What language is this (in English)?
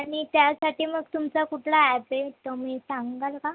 Marathi